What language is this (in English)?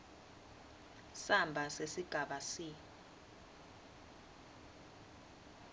Swati